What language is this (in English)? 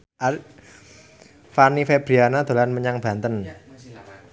Javanese